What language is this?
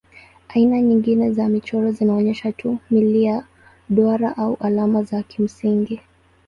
Swahili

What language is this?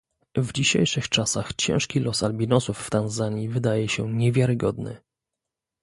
Polish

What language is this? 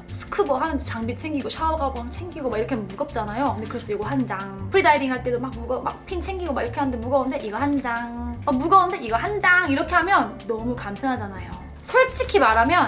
Korean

